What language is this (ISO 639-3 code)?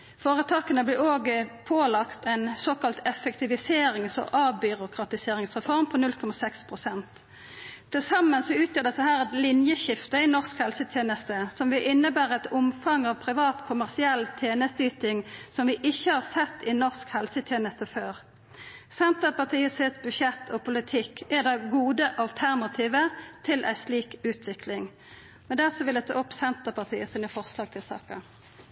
nor